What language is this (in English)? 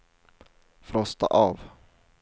Swedish